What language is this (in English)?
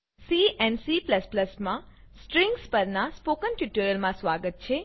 Gujarati